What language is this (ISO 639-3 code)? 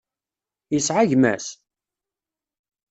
kab